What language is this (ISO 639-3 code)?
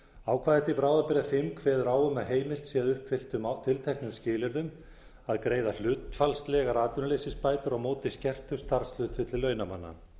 isl